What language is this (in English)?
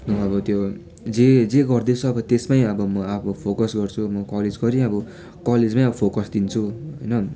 Nepali